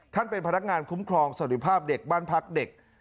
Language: Thai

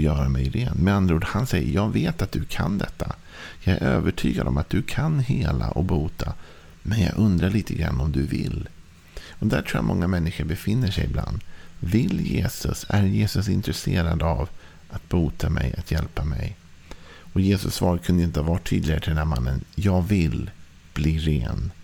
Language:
Swedish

